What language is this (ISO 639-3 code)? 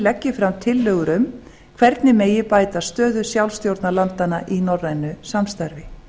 isl